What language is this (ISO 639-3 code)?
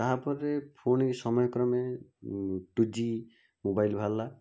ori